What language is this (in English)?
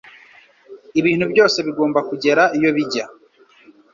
Kinyarwanda